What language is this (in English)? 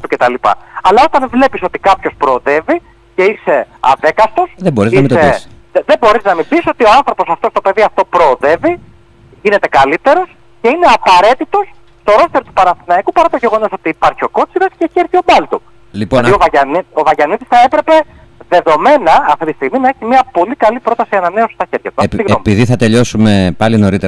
Greek